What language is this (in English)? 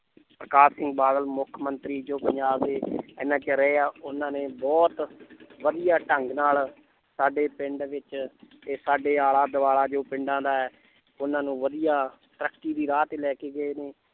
Punjabi